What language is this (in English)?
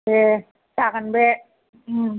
Bodo